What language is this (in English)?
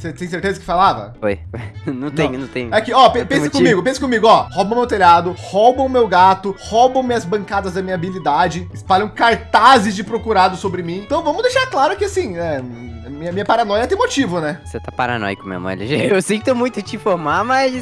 Portuguese